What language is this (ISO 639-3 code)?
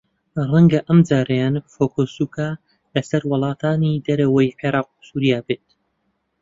ckb